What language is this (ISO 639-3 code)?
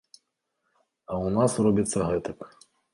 bel